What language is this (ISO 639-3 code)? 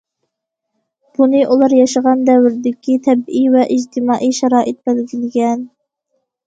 uig